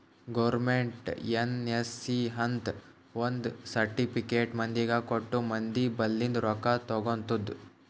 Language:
Kannada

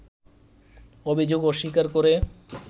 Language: Bangla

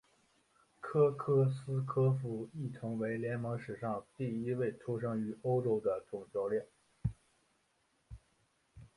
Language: Chinese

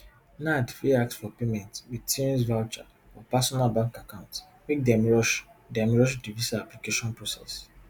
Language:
Nigerian Pidgin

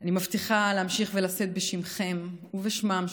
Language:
Hebrew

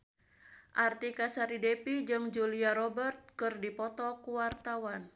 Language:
Sundanese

